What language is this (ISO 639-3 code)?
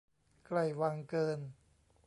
tha